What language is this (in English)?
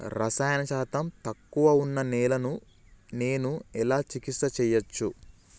Telugu